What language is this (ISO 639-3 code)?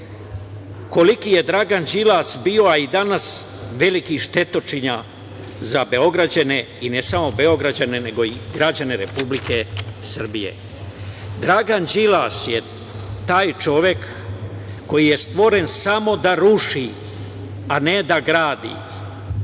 srp